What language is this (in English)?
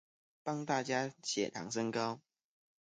Chinese